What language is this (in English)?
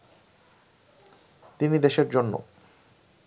Bangla